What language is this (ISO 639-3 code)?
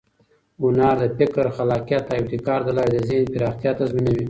pus